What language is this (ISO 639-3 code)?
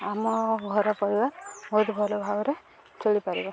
ori